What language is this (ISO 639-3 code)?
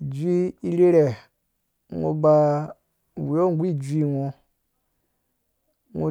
ldb